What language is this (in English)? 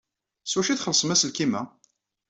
Kabyle